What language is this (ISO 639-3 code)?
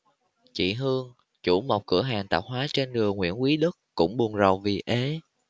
vie